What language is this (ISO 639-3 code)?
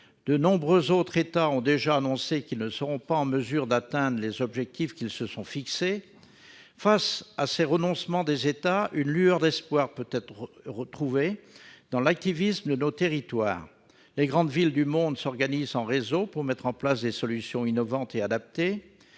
fra